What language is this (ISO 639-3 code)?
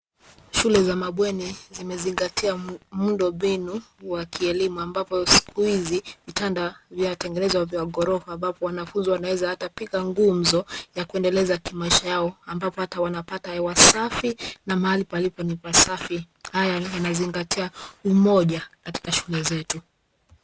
swa